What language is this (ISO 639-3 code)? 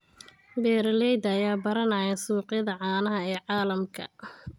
som